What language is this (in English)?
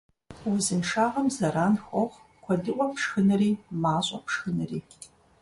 Kabardian